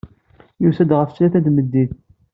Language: Kabyle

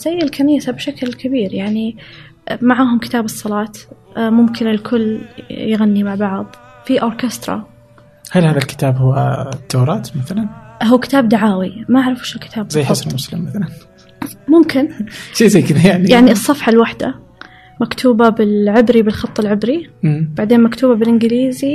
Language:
Arabic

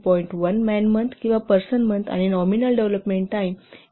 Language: Marathi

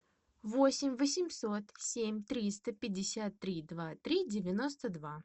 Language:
Russian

